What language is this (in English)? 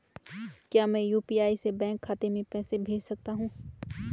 Hindi